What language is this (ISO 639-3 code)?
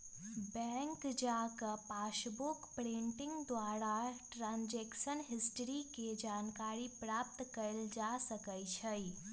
mag